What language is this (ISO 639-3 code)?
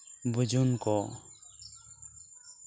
sat